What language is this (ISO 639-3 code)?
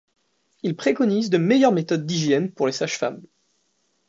fra